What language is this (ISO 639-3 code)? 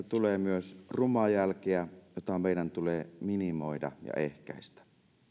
fin